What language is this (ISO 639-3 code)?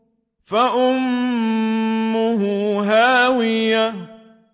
ara